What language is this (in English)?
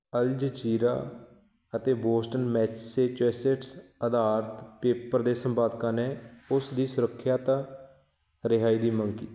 Punjabi